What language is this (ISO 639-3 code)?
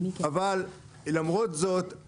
heb